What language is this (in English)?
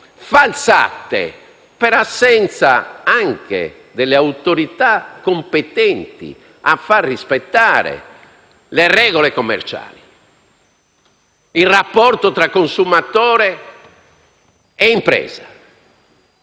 Italian